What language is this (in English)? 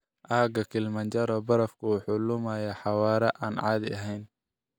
Somali